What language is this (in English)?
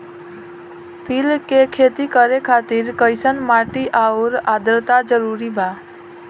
Bhojpuri